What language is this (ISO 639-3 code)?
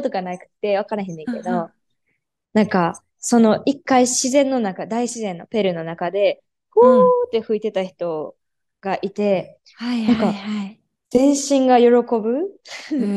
jpn